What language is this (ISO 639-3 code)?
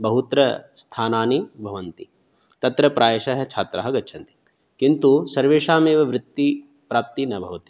san